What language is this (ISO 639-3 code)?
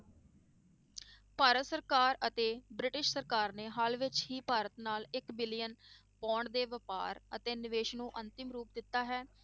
pan